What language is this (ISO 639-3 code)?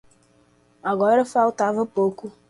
por